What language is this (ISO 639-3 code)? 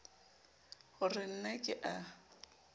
sot